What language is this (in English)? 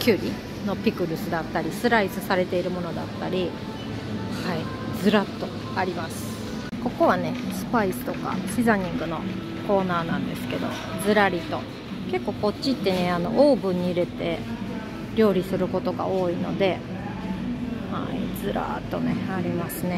Japanese